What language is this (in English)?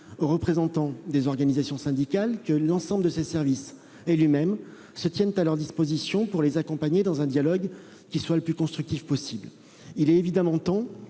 French